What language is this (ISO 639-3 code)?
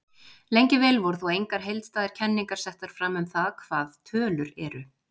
isl